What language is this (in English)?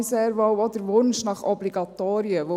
Swiss German